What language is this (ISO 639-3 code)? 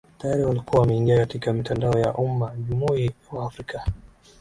swa